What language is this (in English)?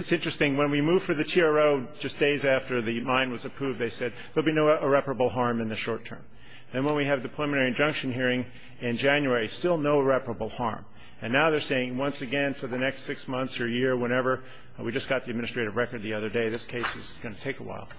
English